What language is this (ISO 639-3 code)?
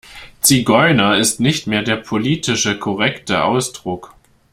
deu